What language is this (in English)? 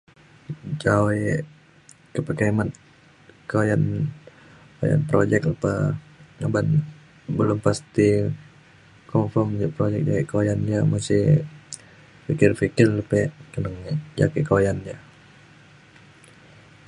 Mainstream Kenyah